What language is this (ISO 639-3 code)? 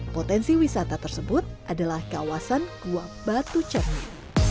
ind